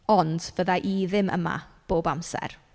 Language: Welsh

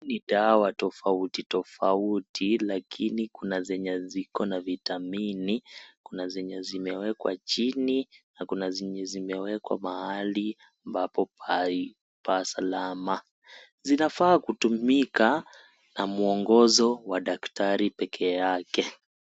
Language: Swahili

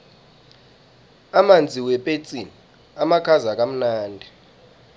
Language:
South Ndebele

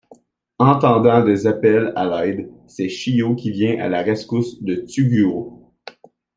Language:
French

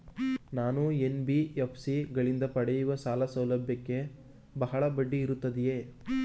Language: Kannada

